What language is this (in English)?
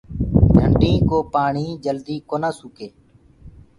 Gurgula